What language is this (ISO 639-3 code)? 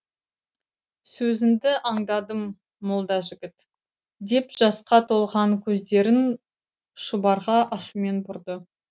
kaz